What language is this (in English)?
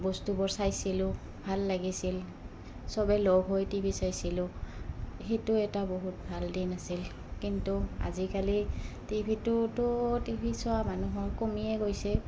Assamese